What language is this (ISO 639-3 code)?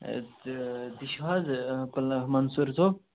kas